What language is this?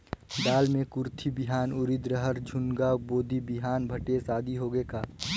Chhattisgarhi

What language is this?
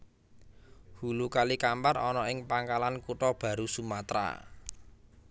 Javanese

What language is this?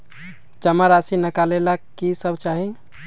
Magahi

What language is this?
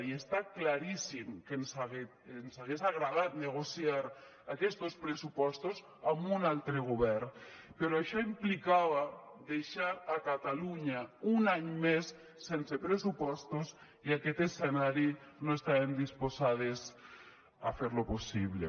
Catalan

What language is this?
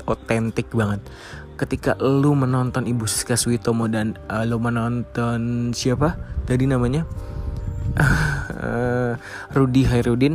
Indonesian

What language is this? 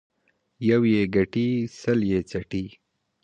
Pashto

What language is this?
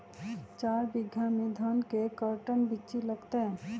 Magahi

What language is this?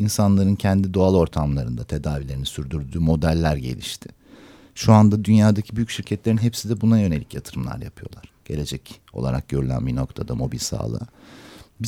Turkish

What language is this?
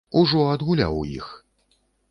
Belarusian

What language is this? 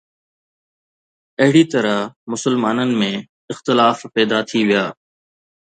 Sindhi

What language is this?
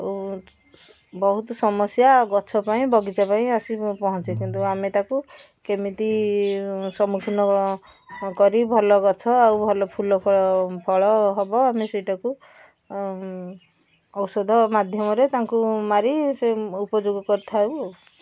Odia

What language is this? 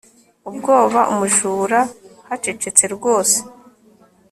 Kinyarwanda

